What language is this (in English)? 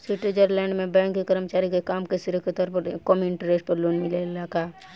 Bhojpuri